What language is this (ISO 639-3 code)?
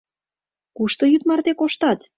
chm